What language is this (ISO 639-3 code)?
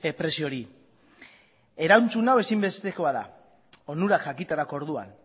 eus